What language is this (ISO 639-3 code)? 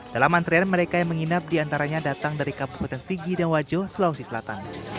ind